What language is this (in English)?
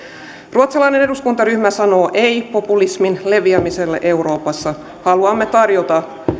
Finnish